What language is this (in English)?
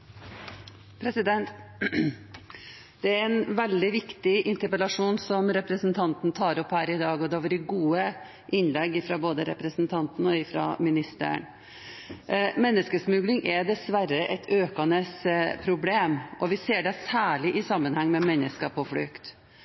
Norwegian Bokmål